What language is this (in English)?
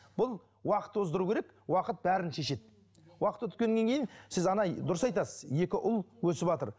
Kazakh